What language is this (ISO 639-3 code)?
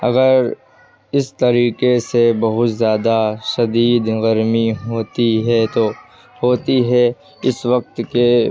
urd